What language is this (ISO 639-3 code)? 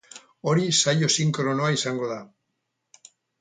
eus